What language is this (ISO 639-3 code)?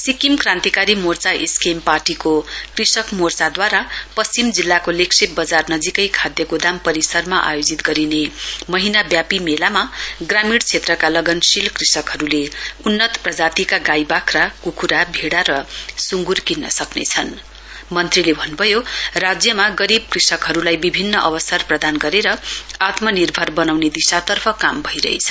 nep